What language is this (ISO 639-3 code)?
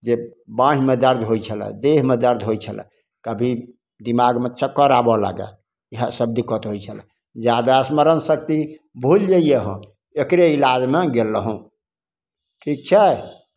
mai